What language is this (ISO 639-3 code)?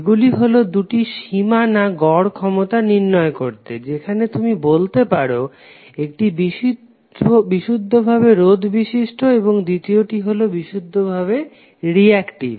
ben